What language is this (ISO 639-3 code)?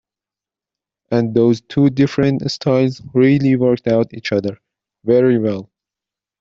eng